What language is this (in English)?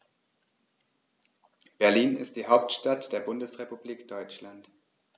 German